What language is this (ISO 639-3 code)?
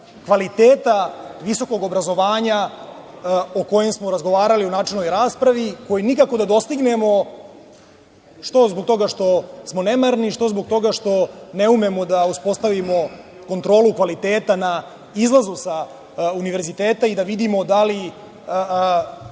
srp